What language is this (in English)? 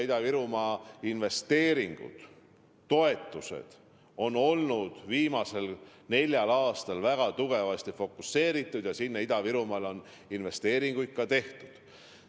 Estonian